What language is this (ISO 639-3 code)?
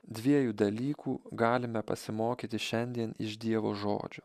lit